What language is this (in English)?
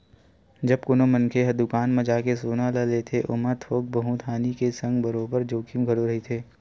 Chhattisgarhi